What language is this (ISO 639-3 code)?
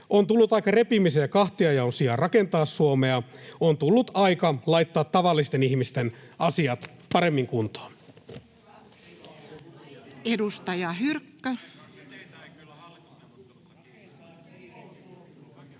fin